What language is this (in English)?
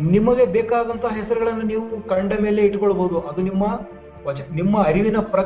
Kannada